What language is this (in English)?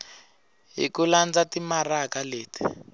Tsonga